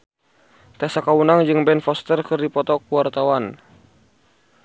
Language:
Sundanese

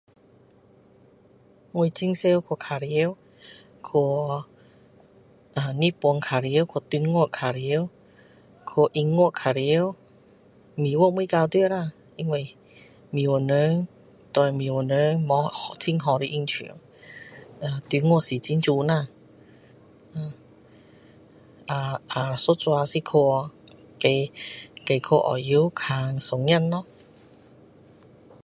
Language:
Min Dong Chinese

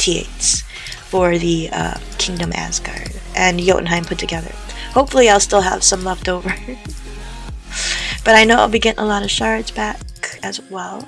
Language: English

